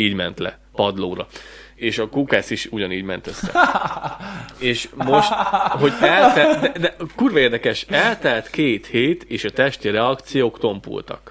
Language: Hungarian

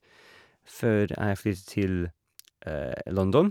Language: Norwegian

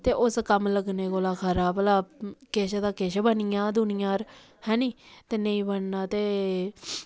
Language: Dogri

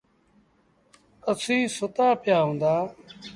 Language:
Sindhi Bhil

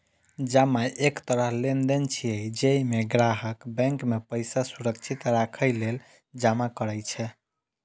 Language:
Maithili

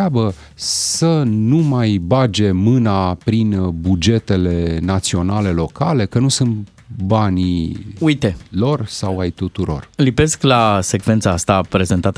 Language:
Romanian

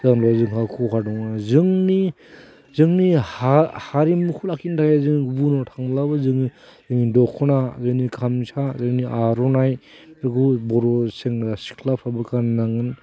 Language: Bodo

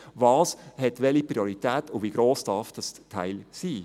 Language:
Swiss German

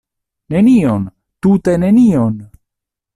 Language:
Esperanto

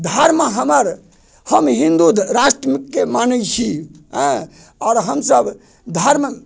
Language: Maithili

